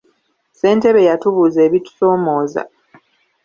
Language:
Ganda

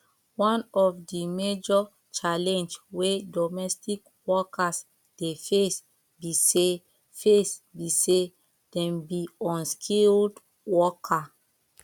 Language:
Nigerian Pidgin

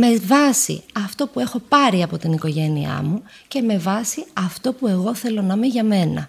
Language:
Greek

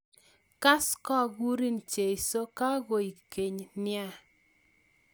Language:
Kalenjin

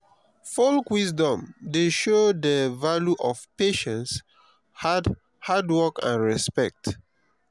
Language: Nigerian Pidgin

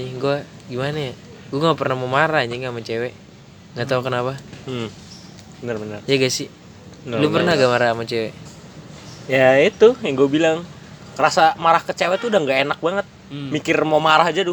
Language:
Indonesian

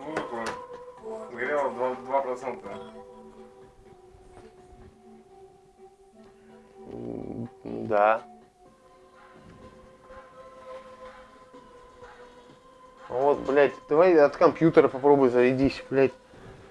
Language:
Russian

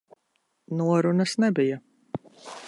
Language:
Latvian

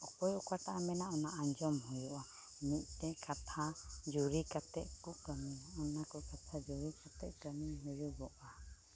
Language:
Santali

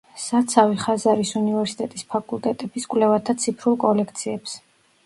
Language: Georgian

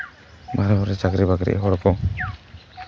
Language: Santali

